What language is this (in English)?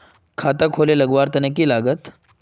Magahi